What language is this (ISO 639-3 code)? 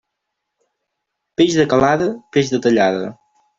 cat